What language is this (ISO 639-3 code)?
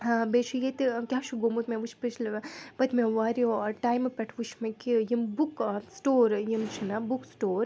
kas